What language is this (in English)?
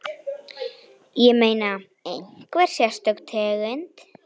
Icelandic